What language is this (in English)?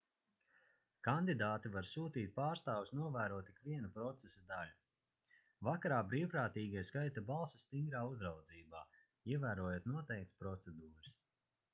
Latvian